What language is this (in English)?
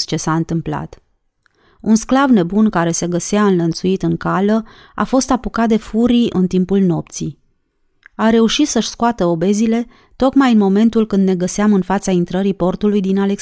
Romanian